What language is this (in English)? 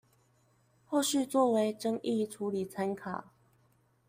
Chinese